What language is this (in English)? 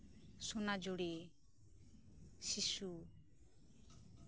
Santali